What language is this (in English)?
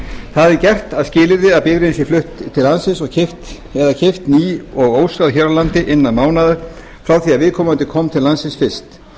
Icelandic